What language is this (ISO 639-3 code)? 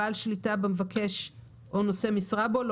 heb